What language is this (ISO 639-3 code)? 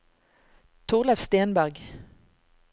nor